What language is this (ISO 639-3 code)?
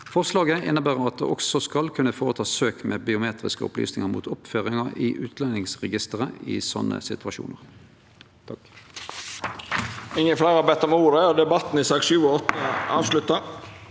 nor